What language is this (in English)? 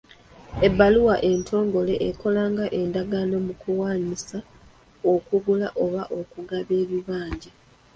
Ganda